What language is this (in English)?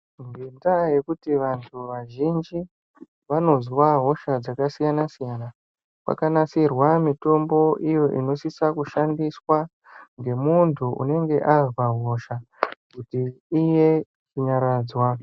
Ndau